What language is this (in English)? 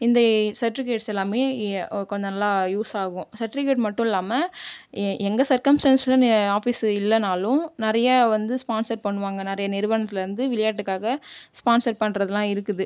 Tamil